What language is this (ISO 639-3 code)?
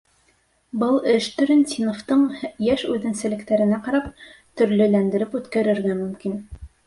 bak